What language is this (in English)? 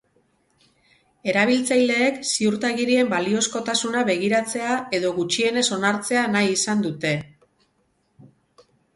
Basque